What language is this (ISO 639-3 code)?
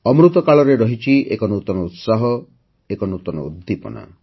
ori